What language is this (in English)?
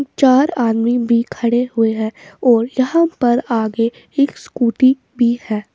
Hindi